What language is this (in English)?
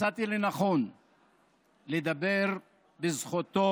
Hebrew